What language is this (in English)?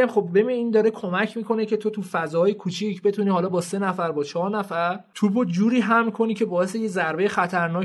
Persian